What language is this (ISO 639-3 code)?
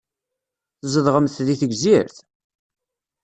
kab